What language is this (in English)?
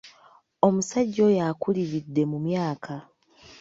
Ganda